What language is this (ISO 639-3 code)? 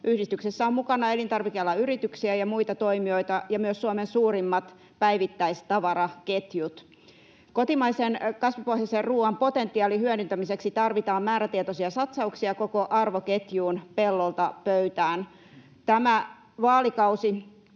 fin